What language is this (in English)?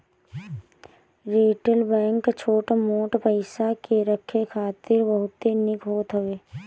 Bhojpuri